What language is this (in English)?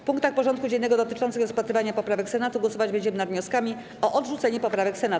Polish